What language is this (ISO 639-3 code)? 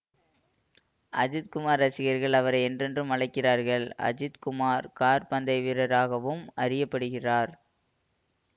tam